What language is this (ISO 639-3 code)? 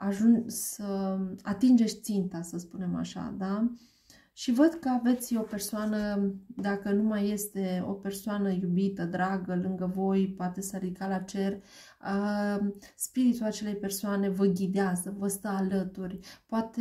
ron